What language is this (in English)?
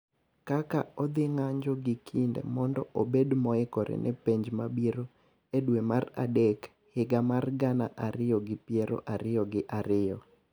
Luo (Kenya and Tanzania)